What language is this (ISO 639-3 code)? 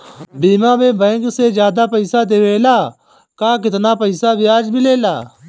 bho